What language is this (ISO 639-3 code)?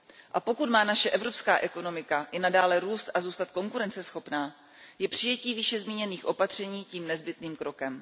ces